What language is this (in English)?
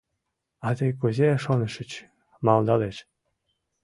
Mari